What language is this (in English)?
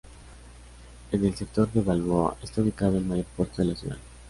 Spanish